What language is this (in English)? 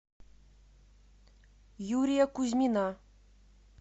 Russian